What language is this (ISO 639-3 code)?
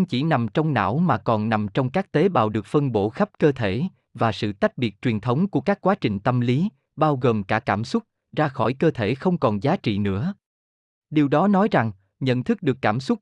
vie